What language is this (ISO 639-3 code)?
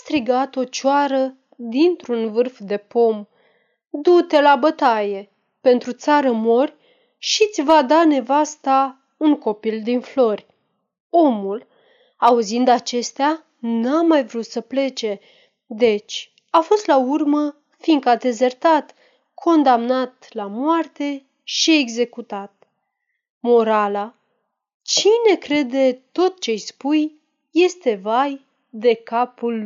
ron